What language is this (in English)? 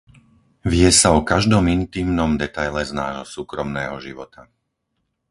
Slovak